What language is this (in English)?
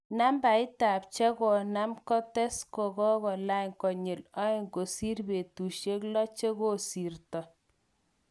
Kalenjin